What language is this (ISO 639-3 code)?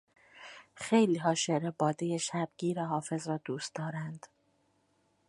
fas